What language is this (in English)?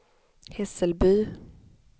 Swedish